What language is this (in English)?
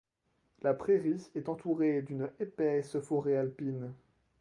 French